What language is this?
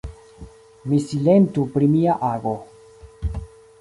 Esperanto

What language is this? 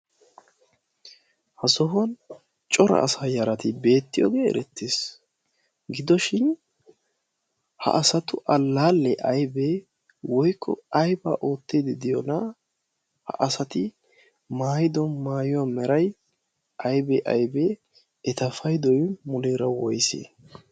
Wolaytta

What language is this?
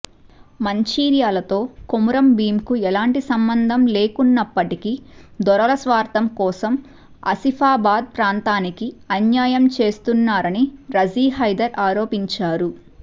Telugu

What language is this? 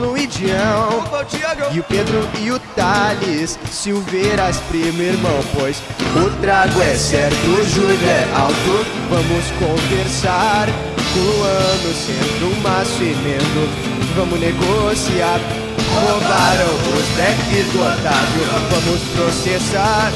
Portuguese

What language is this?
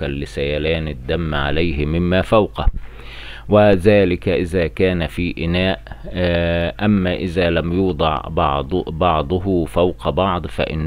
Arabic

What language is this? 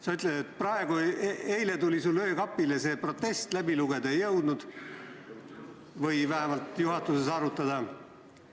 Estonian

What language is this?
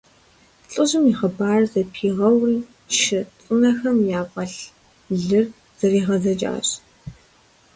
Kabardian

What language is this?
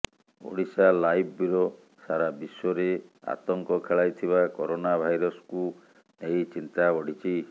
Odia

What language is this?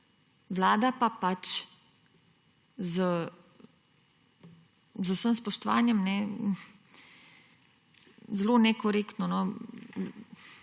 Slovenian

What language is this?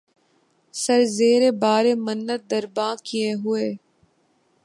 Urdu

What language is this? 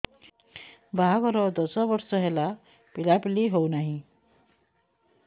Odia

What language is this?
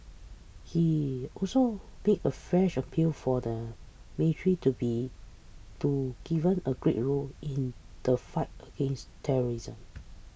English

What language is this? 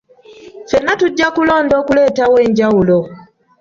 Ganda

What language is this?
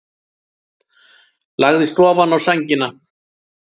Icelandic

